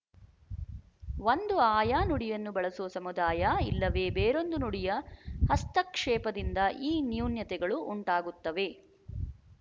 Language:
Kannada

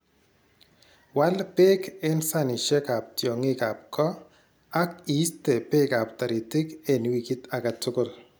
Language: Kalenjin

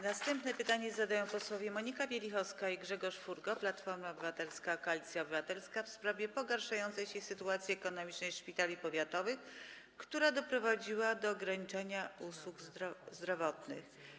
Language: Polish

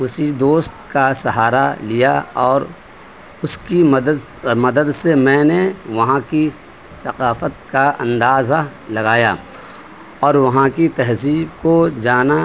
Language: Urdu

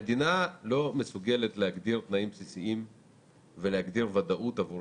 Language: Hebrew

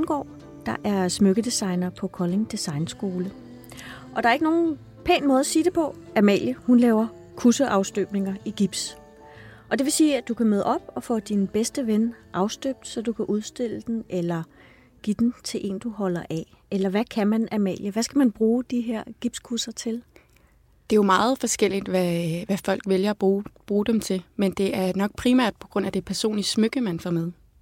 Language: Danish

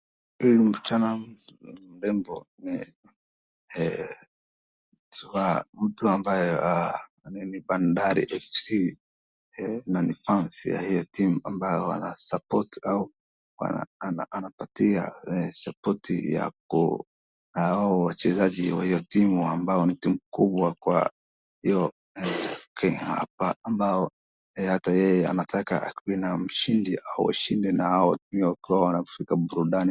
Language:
Swahili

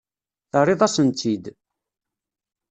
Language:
Kabyle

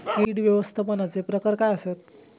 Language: Marathi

